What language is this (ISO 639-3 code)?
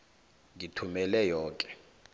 nbl